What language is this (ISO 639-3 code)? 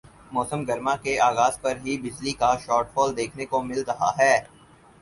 urd